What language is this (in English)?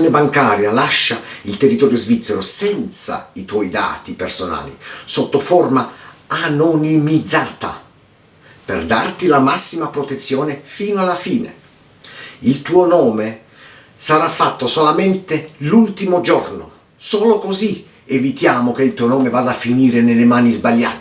Italian